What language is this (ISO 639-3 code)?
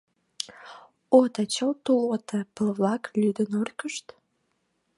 chm